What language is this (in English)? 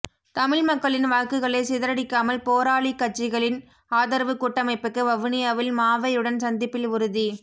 Tamil